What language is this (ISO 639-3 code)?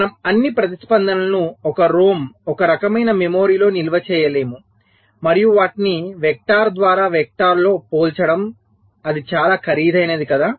tel